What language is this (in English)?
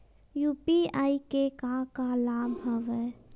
Chhattisgarhi